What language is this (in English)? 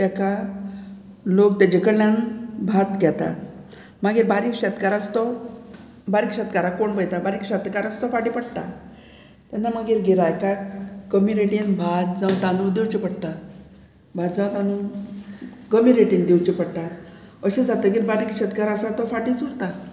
Konkani